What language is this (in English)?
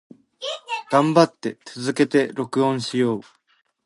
Japanese